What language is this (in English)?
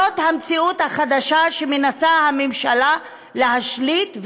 Hebrew